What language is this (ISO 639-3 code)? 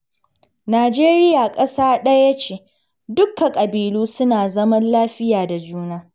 hau